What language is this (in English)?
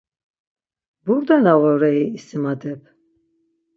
Laz